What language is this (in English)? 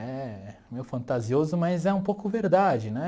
Portuguese